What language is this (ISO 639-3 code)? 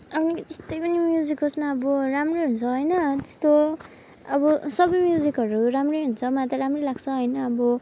nep